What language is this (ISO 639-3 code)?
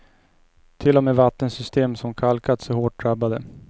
swe